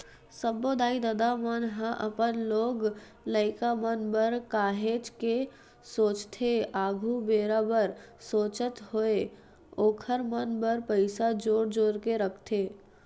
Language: Chhattisgarhi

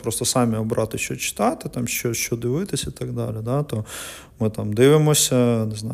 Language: Ukrainian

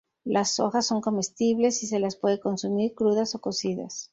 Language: Spanish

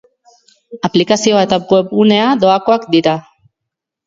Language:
Basque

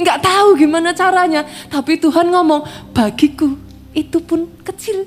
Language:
Indonesian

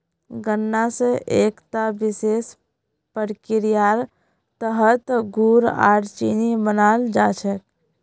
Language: Magahi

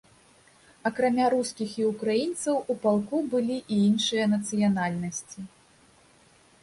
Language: Belarusian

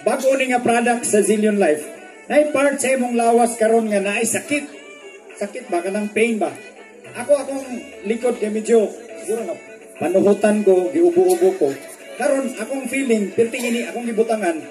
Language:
Filipino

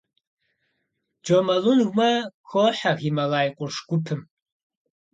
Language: Kabardian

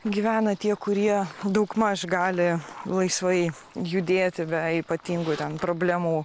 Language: Lithuanian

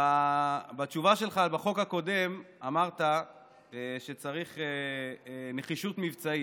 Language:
Hebrew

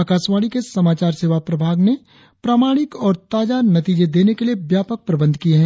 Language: Hindi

